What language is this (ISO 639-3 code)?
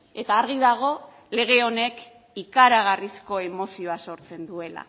eus